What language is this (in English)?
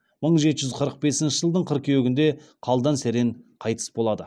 Kazakh